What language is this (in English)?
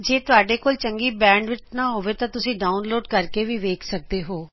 Punjabi